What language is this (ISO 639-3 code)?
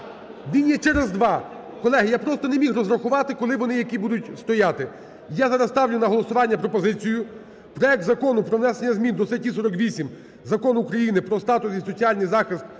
ukr